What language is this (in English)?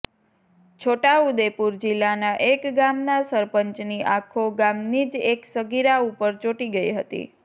Gujarati